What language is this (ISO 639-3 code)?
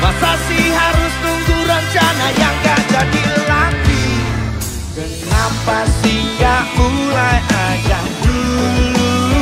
ind